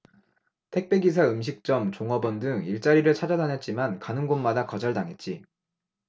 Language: Korean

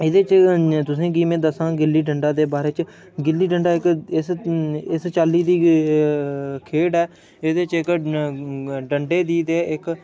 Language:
Dogri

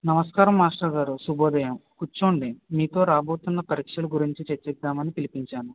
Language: Telugu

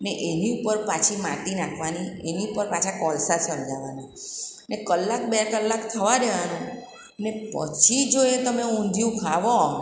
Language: Gujarati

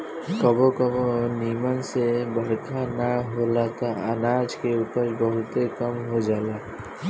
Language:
Bhojpuri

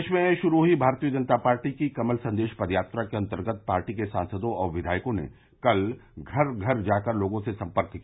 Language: Hindi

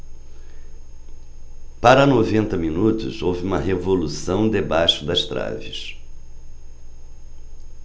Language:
Portuguese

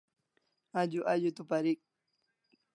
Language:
Kalasha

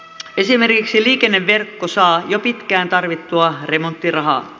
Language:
Finnish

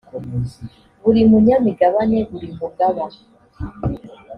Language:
Kinyarwanda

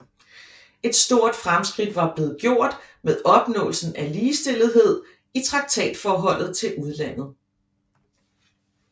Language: Danish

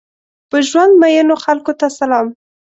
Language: Pashto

